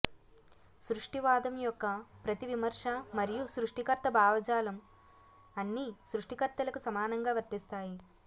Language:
Telugu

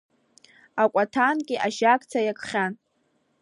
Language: Abkhazian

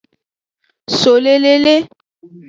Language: Aja (Benin)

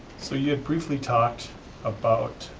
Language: English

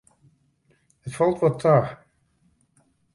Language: Western Frisian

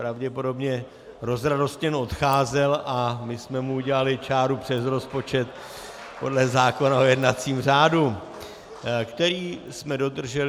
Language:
Czech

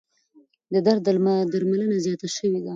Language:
Pashto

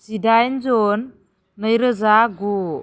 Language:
Bodo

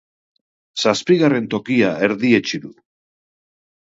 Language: Basque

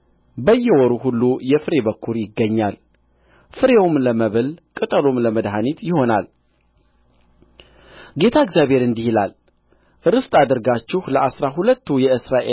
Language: Amharic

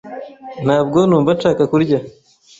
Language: Kinyarwanda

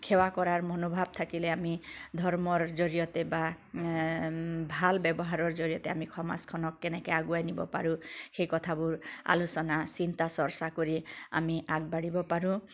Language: Assamese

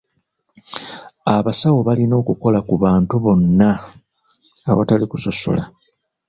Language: Ganda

